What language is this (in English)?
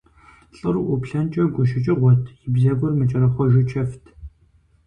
Kabardian